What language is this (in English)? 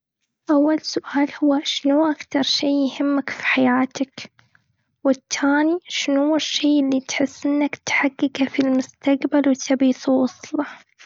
Gulf Arabic